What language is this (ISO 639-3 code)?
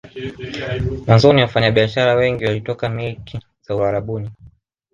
swa